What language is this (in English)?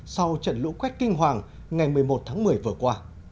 Vietnamese